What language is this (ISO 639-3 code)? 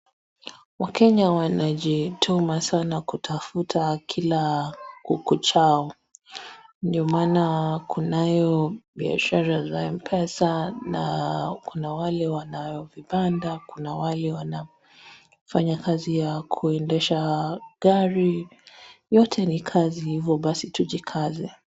swa